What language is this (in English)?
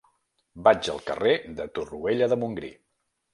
Catalan